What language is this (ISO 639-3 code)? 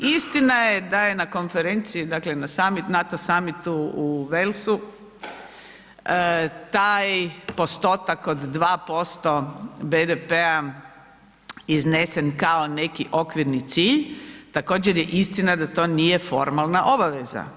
hrv